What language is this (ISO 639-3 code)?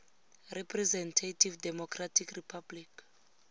tsn